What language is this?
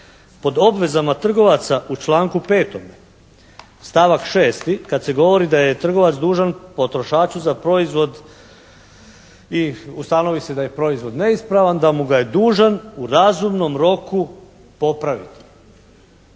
Croatian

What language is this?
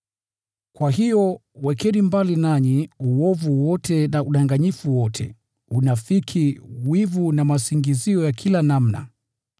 Swahili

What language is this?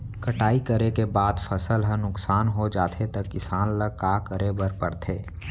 Chhattisgarhi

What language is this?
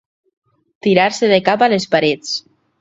Catalan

